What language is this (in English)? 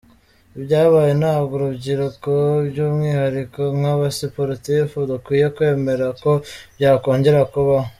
Kinyarwanda